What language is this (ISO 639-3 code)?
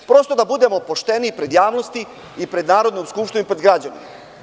srp